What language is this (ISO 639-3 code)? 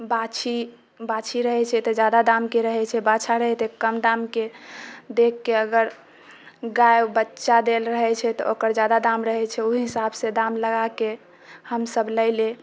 mai